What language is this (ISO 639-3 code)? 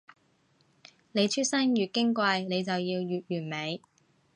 yue